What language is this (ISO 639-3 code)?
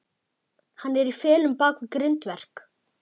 isl